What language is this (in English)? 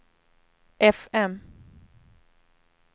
Swedish